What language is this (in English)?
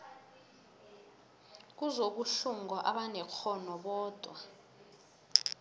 South Ndebele